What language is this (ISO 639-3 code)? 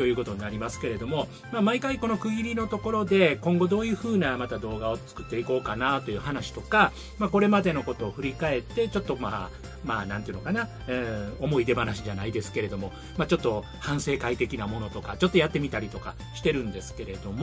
jpn